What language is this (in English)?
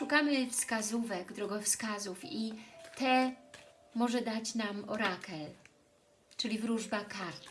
Polish